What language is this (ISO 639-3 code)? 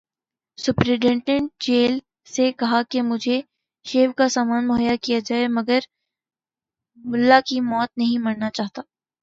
urd